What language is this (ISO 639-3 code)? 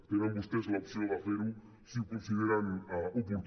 cat